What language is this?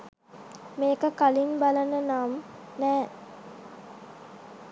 Sinhala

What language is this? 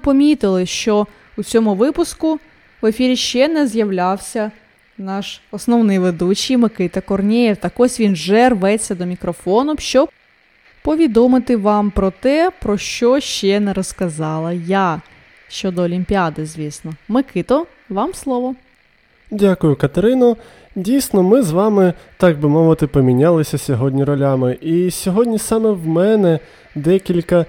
Ukrainian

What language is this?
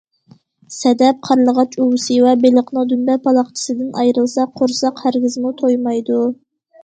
Uyghur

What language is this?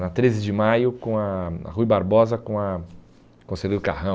Portuguese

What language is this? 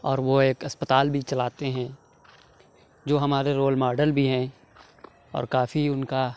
Urdu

